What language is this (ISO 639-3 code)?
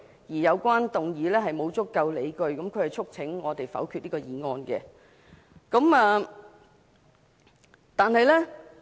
yue